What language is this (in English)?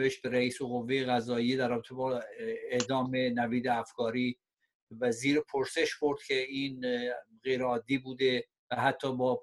Persian